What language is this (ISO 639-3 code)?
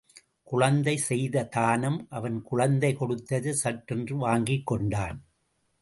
tam